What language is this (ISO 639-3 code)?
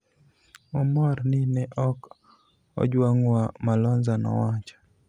luo